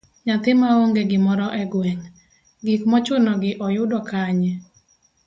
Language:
Luo (Kenya and Tanzania)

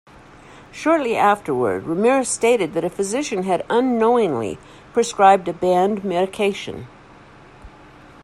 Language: English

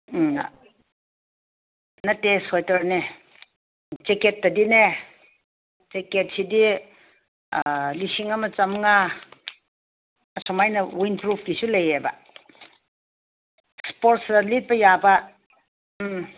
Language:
Manipuri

